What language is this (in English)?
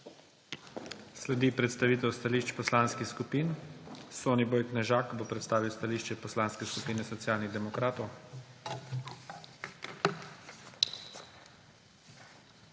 Slovenian